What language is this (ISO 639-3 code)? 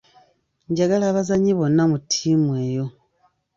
lug